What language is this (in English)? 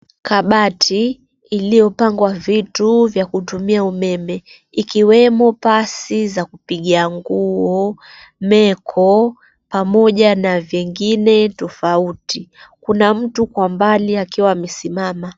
Swahili